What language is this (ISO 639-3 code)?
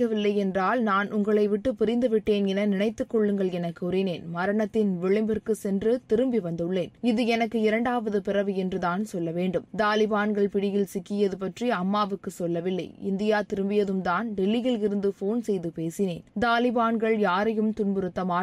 tam